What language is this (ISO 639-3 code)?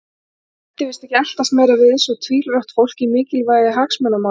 isl